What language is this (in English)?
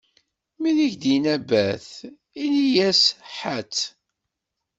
Kabyle